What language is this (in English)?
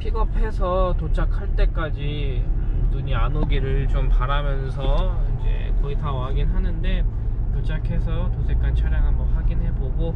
Korean